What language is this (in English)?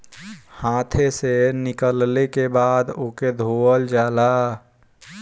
Bhojpuri